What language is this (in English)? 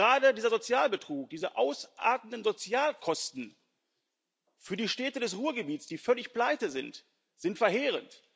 German